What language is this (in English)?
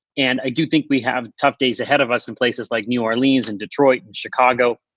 English